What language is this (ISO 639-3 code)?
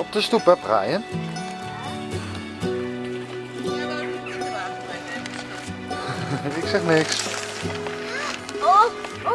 nld